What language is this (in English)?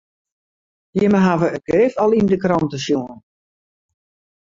Western Frisian